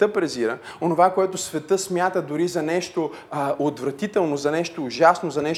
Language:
Bulgarian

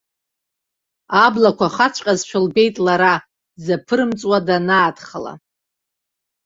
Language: Abkhazian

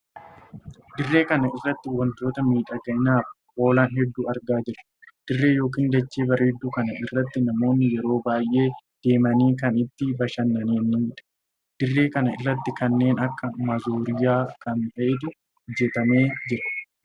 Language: Oromo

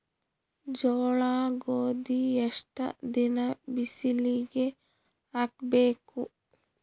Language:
Kannada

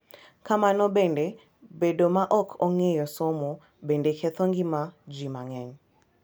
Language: Luo (Kenya and Tanzania)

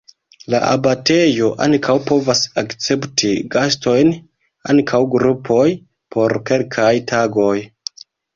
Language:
Esperanto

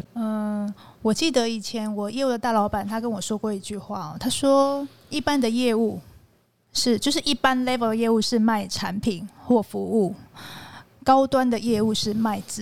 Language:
Chinese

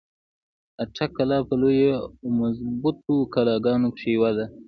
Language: Pashto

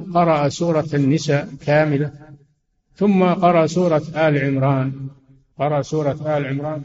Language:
Arabic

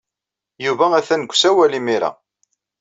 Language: Kabyle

